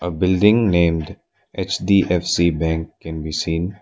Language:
English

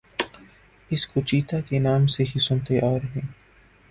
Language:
Urdu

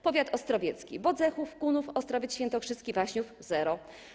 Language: Polish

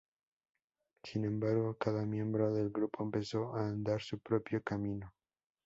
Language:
Spanish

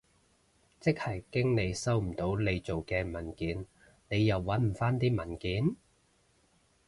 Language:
Cantonese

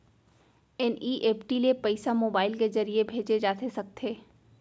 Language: Chhattisgarhi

